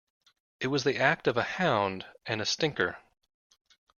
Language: English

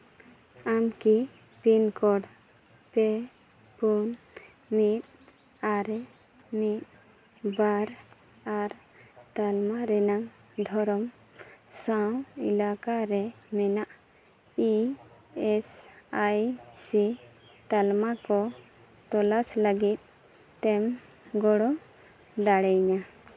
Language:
Santali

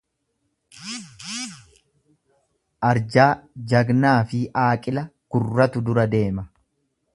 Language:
Oromo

